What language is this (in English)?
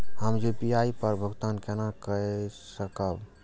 Maithili